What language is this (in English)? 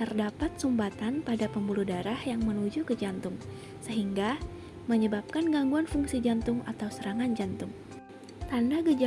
Indonesian